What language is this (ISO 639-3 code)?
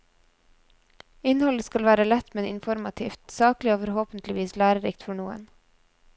nor